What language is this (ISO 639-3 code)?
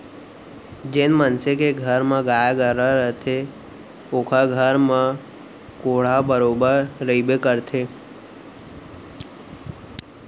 hne